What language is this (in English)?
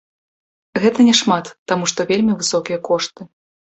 Belarusian